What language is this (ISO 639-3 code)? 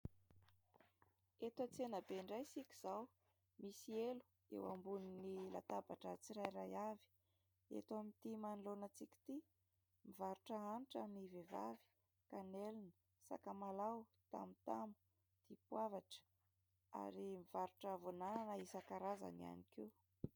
mlg